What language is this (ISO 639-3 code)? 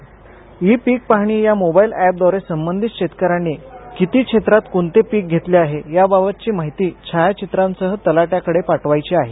mar